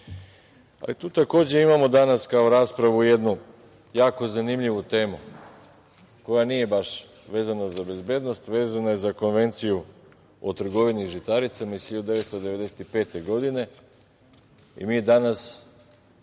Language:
Serbian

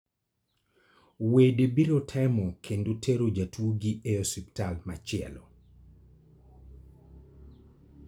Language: Luo (Kenya and Tanzania)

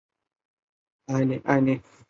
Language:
Chinese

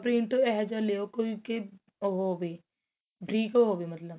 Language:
Punjabi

